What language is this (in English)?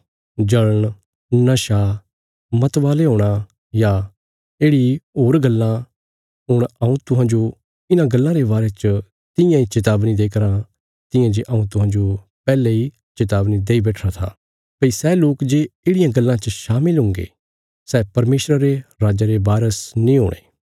Bilaspuri